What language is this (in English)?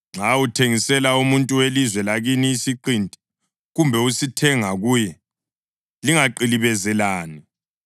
North Ndebele